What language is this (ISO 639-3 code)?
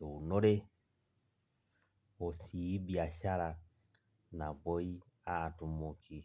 mas